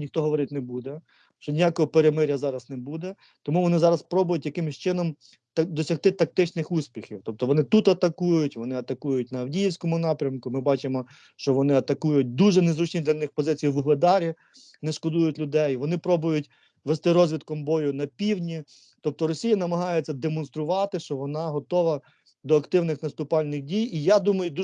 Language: Ukrainian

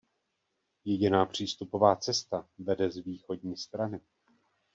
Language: Czech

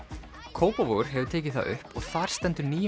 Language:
Icelandic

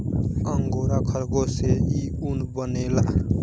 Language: Bhojpuri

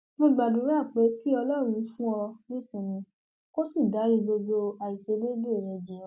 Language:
Yoruba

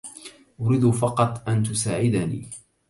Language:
Arabic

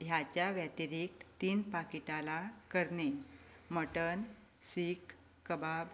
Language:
Konkani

